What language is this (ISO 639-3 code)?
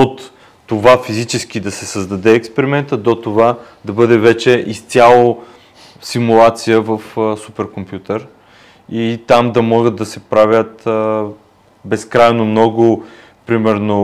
bul